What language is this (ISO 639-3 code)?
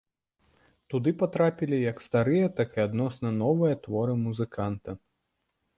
bel